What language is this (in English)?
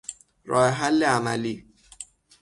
Persian